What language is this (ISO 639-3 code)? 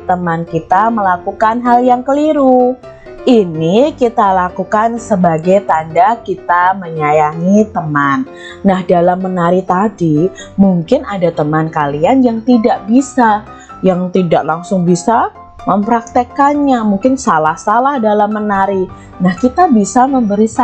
ind